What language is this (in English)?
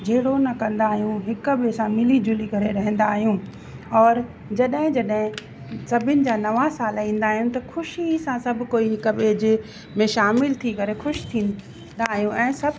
Sindhi